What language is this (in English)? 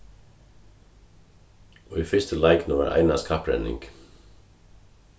Faroese